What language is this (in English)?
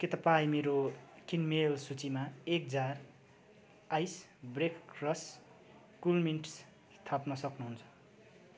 Nepali